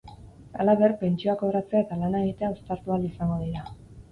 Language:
Basque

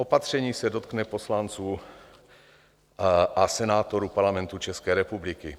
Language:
Czech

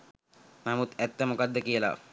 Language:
Sinhala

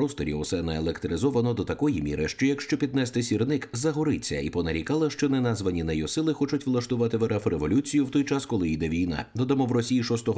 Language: Ukrainian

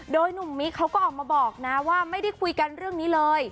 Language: Thai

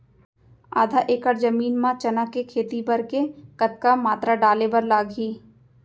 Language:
Chhattisgarhi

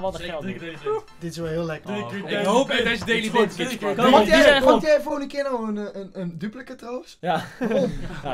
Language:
Dutch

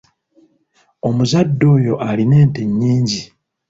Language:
Ganda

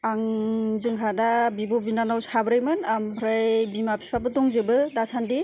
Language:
Bodo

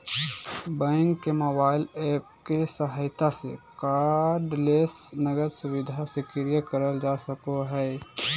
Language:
Magahi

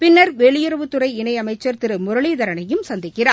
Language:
Tamil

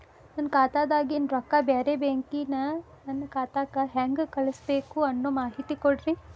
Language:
Kannada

